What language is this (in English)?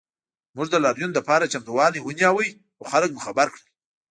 Pashto